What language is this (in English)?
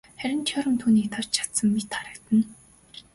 Mongolian